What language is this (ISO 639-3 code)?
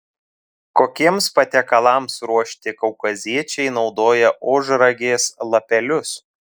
lit